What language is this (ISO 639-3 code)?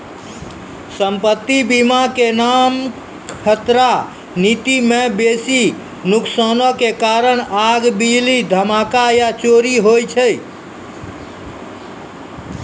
mai